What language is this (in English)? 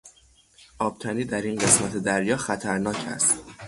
Persian